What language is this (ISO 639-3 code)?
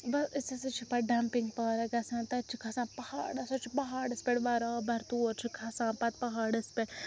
kas